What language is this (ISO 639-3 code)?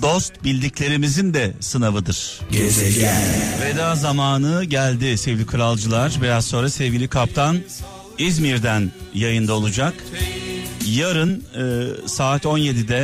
tur